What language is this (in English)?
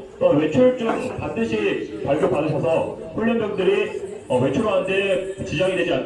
Korean